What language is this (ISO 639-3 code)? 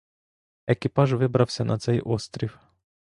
ukr